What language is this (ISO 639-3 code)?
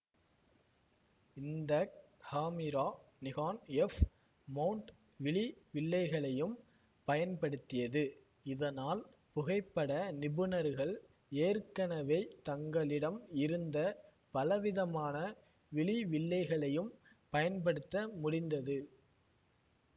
tam